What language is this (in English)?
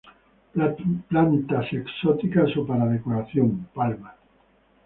Spanish